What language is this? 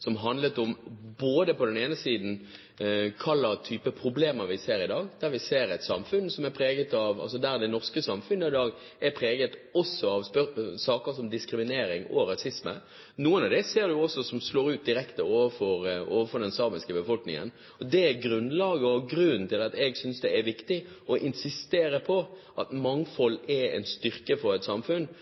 Norwegian Bokmål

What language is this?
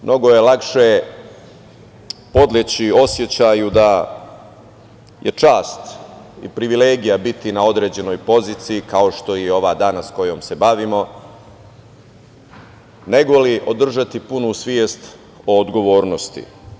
Serbian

